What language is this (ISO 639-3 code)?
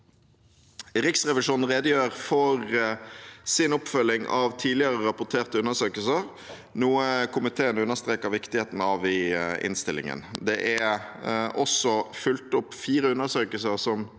nor